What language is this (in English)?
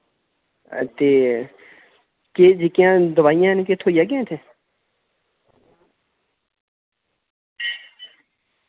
Dogri